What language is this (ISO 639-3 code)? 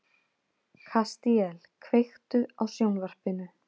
isl